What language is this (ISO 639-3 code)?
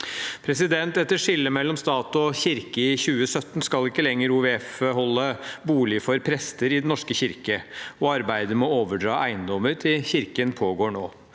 nor